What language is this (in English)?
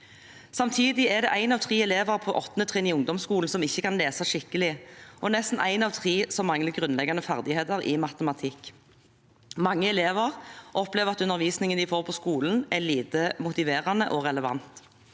Norwegian